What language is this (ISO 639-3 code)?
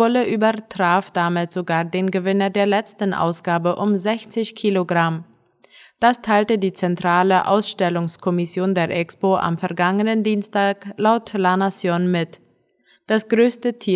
deu